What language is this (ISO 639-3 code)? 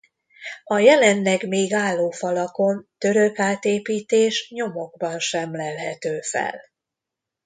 hun